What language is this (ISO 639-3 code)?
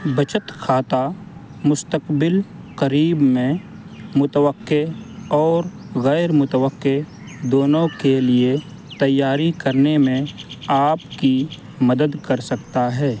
urd